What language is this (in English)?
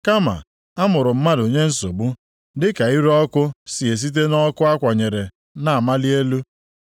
Igbo